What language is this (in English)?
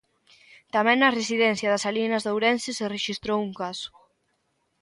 Galician